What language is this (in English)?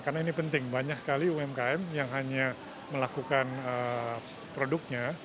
Indonesian